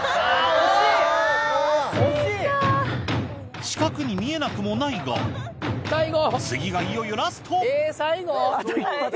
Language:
Japanese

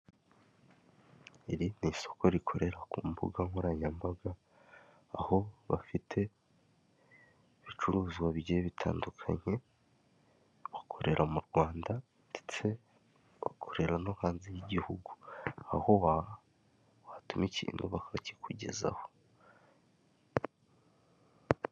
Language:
Kinyarwanda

